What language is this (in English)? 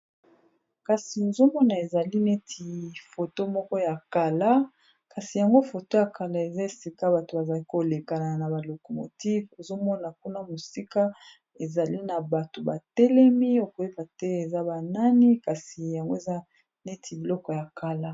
Lingala